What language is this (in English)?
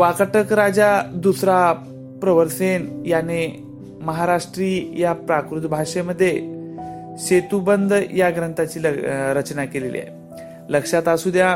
Marathi